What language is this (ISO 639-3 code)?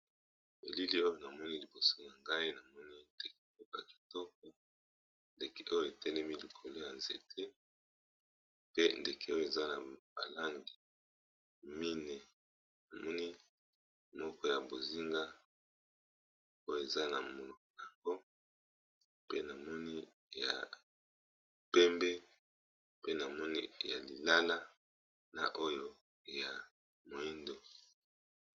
lin